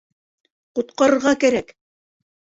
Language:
Bashkir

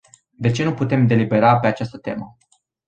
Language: Romanian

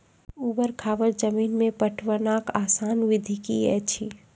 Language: Maithili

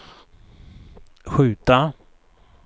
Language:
Swedish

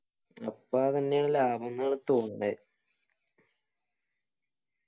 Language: Malayalam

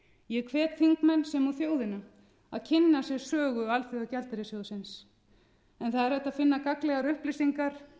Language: Icelandic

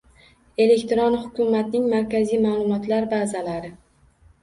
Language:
Uzbek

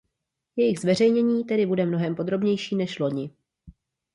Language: Czech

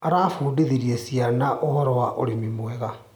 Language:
Kikuyu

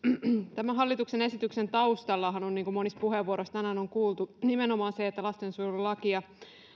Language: Finnish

